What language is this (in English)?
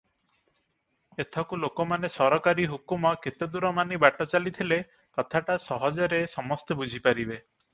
Odia